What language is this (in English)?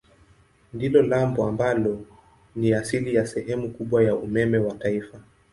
Swahili